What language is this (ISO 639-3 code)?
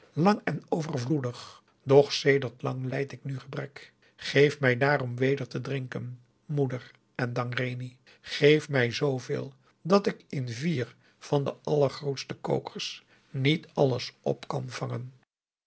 nld